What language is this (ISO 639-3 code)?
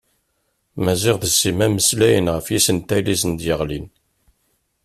kab